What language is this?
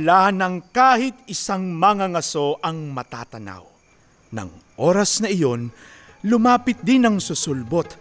Filipino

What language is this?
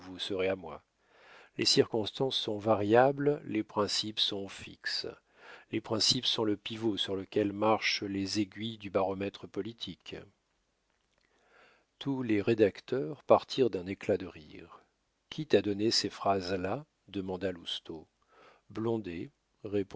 French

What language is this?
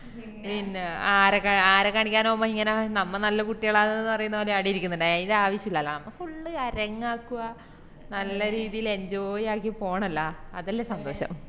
Malayalam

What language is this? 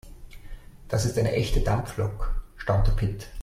German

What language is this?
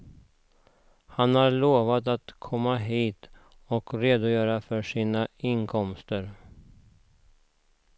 Swedish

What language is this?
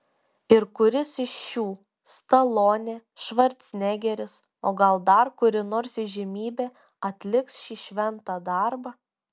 Lithuanian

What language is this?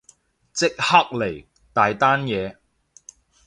Cantonese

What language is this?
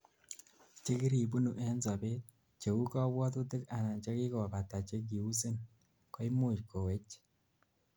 Kalenjin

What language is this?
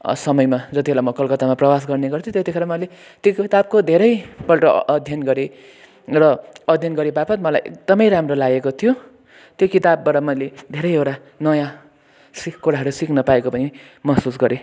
Nepali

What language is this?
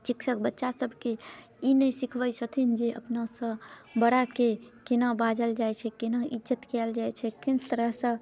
Maithili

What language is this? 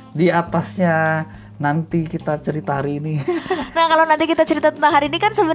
Indonesian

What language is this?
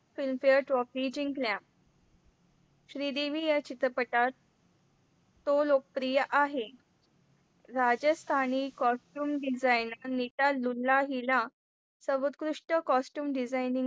Marathi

